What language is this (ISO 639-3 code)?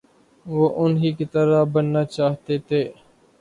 urd